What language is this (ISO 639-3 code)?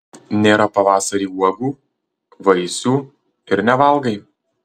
lit